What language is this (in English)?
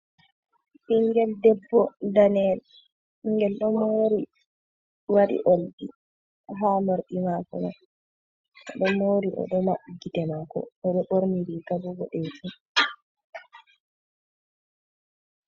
Fula